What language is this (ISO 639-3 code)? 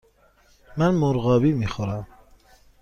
fas